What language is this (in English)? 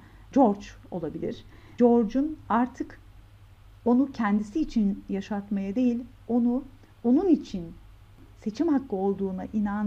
Turkish